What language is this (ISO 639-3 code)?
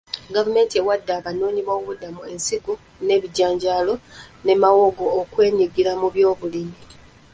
lug